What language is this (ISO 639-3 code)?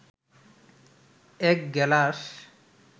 ben